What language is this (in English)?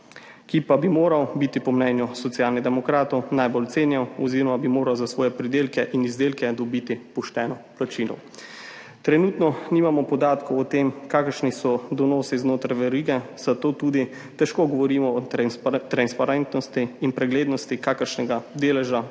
Slovenian